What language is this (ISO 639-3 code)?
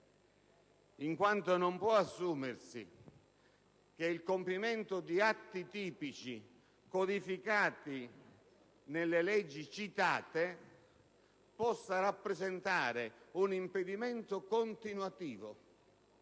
ita